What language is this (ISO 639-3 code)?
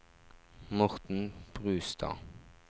nor